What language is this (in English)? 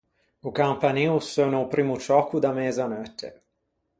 Ligurian